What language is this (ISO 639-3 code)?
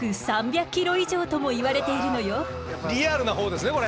jpn